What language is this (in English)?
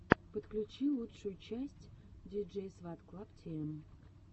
Russian